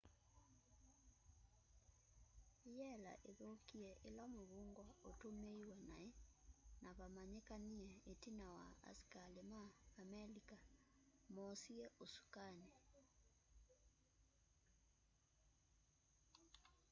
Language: Kamba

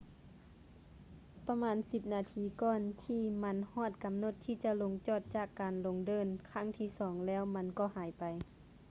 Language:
Lao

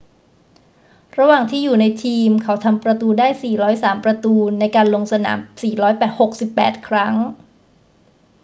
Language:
Thai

